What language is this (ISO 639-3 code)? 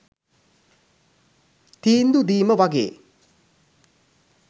sin